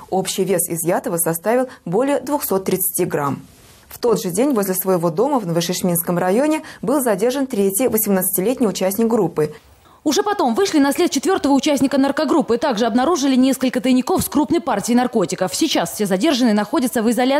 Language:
Russian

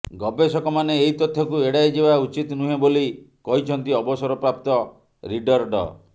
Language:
Odia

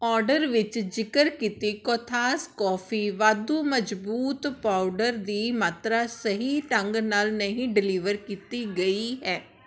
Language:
Punjabi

